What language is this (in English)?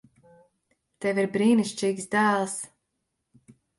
Latvian